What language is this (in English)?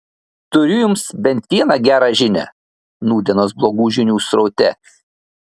Lithuanian